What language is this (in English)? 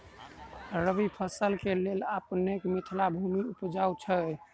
Maithili